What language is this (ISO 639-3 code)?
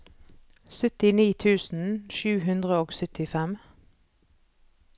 nor